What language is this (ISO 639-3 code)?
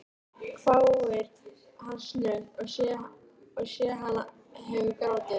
isl